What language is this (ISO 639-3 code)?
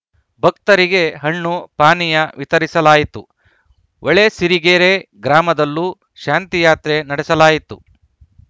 kan